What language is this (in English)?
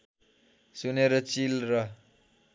Nepali